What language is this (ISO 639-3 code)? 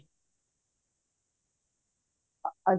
pan